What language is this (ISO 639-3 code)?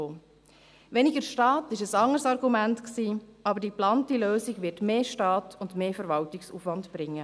gsw